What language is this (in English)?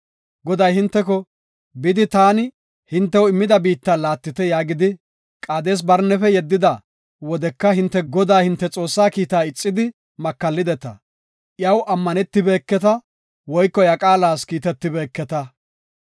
Gofa